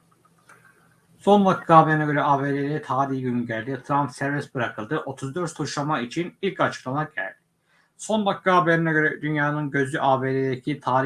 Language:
Turkish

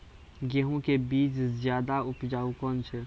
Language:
Maithili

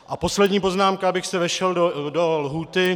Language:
Czech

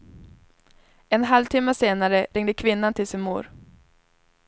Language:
Swedish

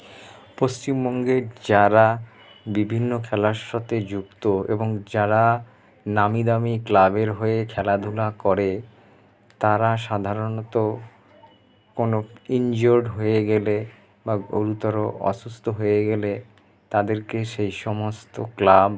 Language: Bangla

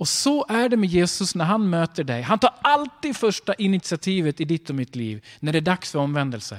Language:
Swedish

